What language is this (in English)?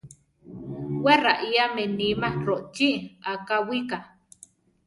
Central Tarahumara